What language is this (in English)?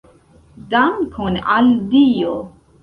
Esperanto